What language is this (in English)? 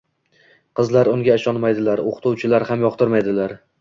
Uzbek